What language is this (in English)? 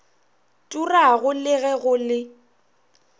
Northern Sotho